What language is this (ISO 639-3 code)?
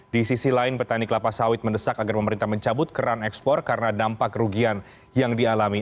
ind